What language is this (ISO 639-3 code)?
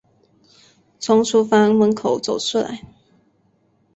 zho